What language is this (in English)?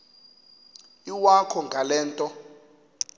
Xhosa